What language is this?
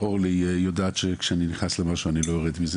Hebrew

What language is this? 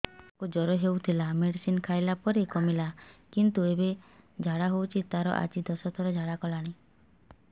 Odia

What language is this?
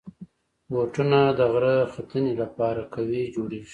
Pashto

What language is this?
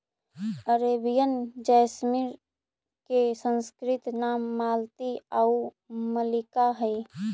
Magahi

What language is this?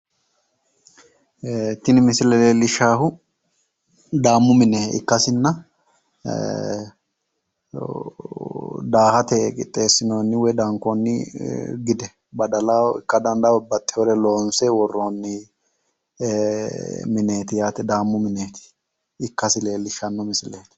Sidamo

